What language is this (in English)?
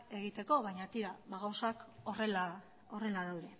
Basque